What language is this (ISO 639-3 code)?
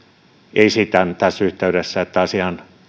fin